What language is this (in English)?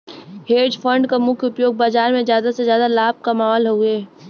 Bhojpuri